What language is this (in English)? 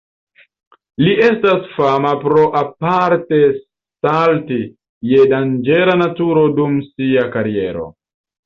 Esperanto